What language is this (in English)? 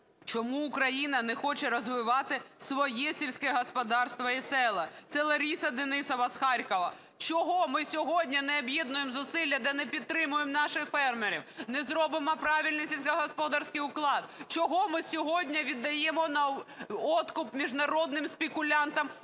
Ukrainian